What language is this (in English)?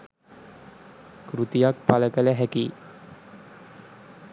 Sinhala